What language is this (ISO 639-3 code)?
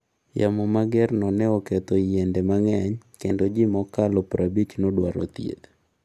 luo